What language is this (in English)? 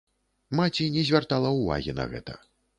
Belarusian